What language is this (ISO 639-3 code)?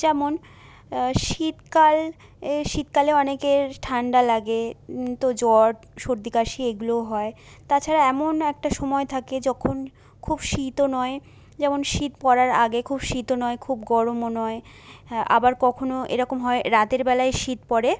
ben